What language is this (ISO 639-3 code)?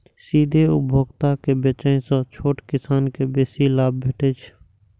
mai